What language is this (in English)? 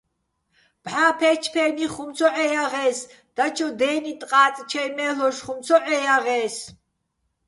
Bats